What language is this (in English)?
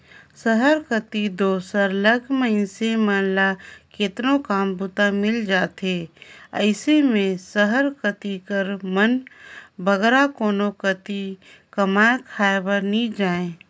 Chhattisgarhi